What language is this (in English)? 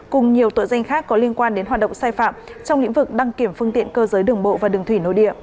Vietnamese